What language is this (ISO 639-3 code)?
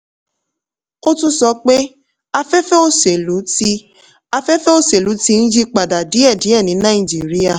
yor